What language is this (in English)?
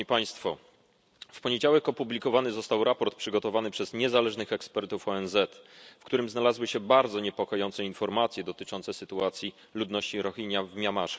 Polish